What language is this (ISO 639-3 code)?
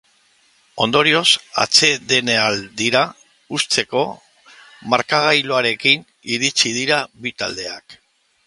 eus